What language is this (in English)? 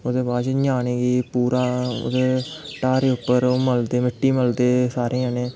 Dogri